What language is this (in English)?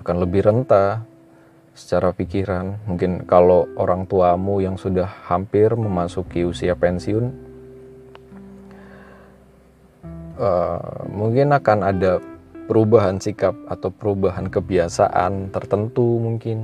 Indonesian